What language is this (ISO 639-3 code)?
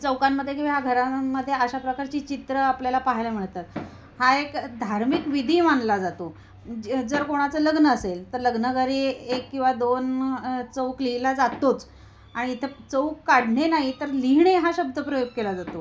mar